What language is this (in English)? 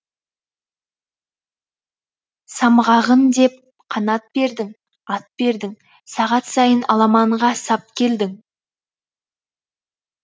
Kazakh